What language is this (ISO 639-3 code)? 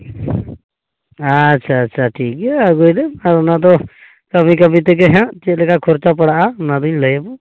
sat